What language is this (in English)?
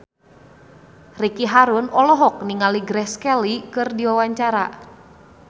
Sundanese